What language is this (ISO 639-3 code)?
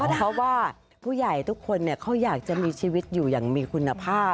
tha